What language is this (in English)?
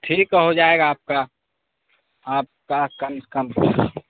Urdu